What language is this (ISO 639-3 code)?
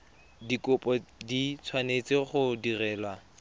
tsn